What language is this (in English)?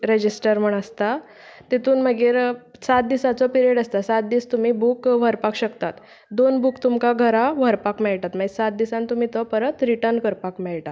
Konkani